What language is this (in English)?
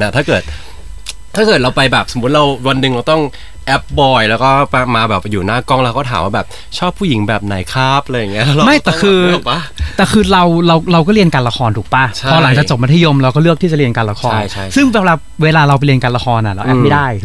Thai